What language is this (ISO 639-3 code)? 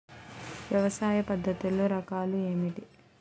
tel